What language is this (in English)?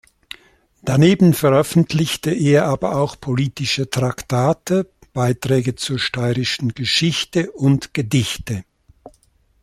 German